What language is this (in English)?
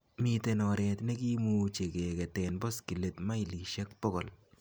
Kalenjin